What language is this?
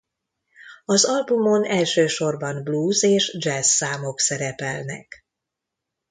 Hungarian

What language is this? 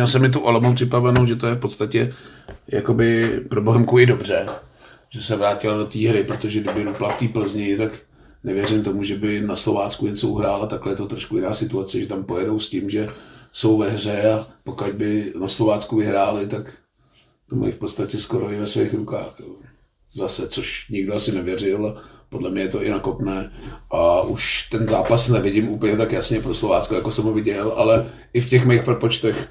Czech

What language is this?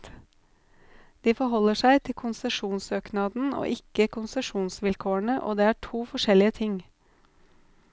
Norwegian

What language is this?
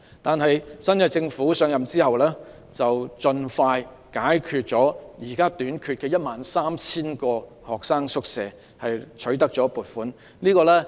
Cantonese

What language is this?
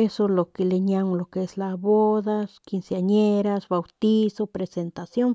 Northern Pame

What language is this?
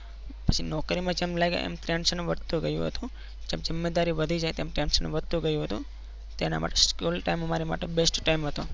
Gujarati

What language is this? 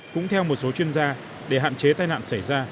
Vietnamese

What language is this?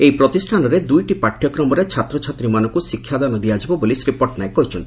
Odia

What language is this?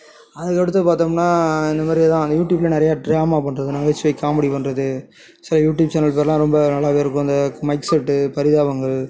Tamil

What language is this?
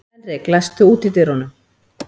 Icelandic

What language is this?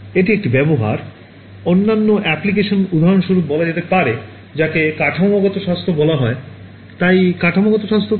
Bangla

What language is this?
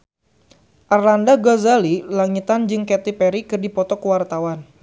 Sundanese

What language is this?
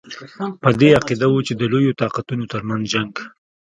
Pashto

